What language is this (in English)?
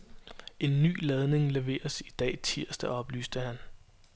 Danish